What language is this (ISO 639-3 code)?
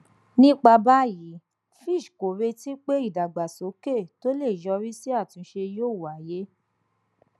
yor